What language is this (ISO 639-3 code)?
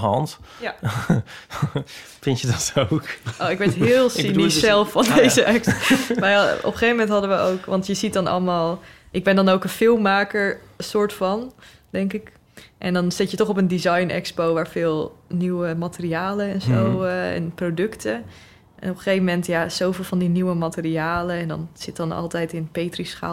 nld